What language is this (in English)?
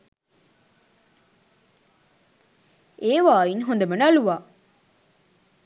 Sinhala